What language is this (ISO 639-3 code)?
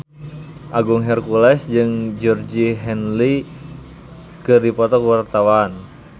sun